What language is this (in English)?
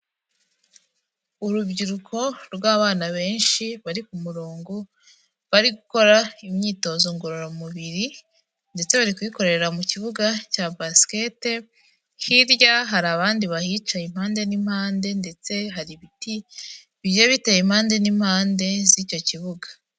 Kinyarwanda